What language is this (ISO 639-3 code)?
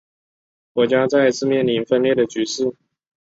zho